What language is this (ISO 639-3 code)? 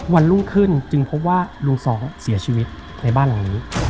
tha